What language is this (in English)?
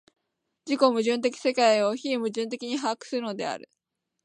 Japanese